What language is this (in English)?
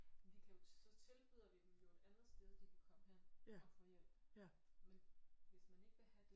Danish